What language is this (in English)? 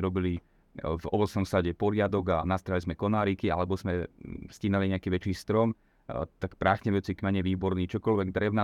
Slovak